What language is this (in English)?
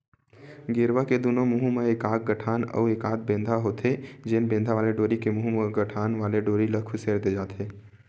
Chhattisgarhi